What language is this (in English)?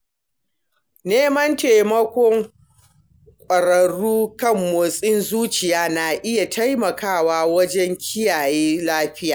Hausa